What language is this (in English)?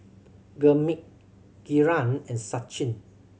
English